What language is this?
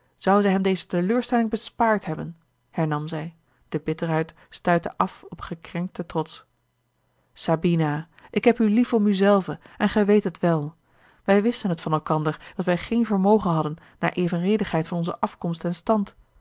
Dutch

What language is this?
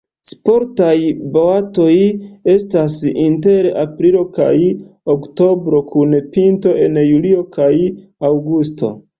Esperanto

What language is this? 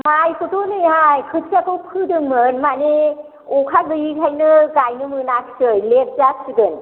Bodo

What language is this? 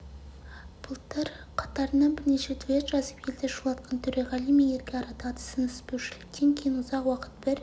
Kazakh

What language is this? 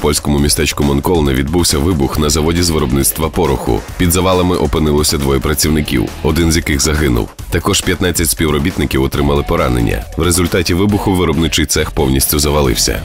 Ukrainian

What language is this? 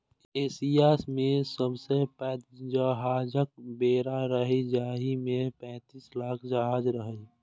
Maithili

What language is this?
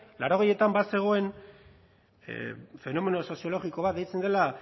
Basque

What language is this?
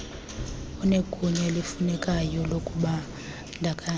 Xhosa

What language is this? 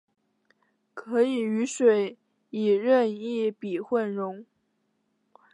Chinese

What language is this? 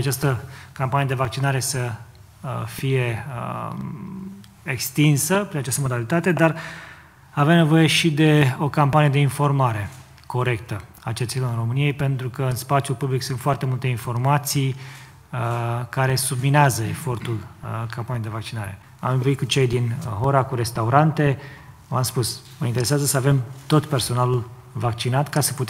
Romanian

